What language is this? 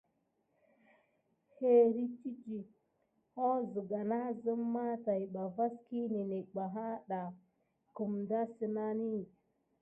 Gidar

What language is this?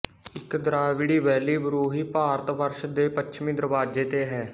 Punjabi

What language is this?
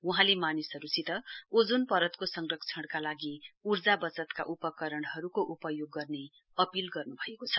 Nepali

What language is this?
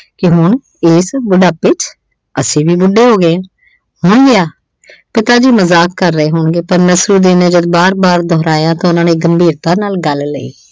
Punjabi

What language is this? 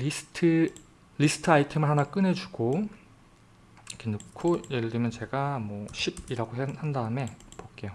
Korean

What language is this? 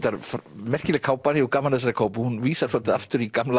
Icelandic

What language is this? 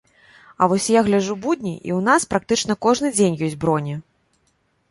Belarusian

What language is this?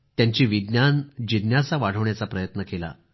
Marathi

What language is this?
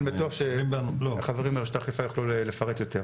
Hebrew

